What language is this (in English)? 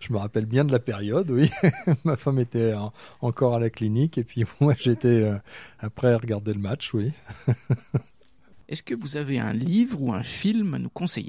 French